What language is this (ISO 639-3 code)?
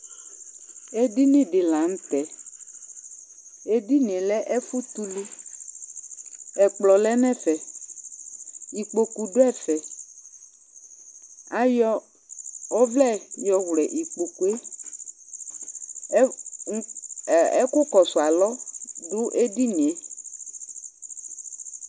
kpo